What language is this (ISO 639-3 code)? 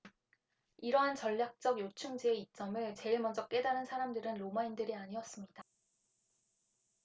kor